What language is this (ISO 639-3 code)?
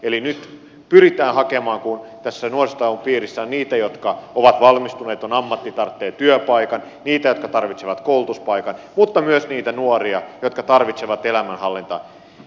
fin